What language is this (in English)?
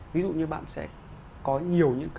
Vietnamese